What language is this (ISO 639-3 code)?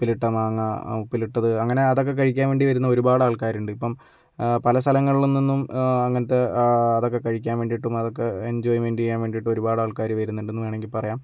mal